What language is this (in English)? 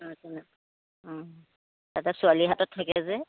Assamese